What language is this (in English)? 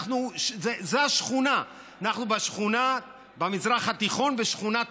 Hebrew